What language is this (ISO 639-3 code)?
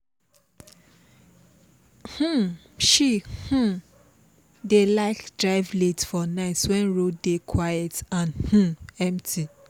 pcm